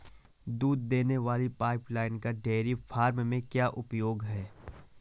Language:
Hindi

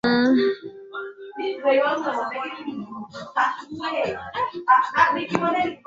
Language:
Swahili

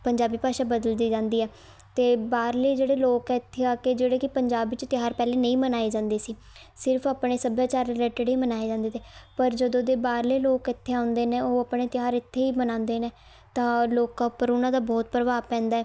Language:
Punjabi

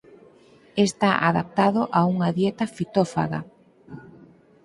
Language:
Galician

